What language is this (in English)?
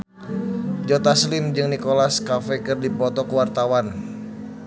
Sundanese